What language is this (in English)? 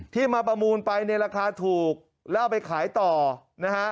Thai